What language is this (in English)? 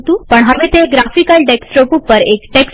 Gujarati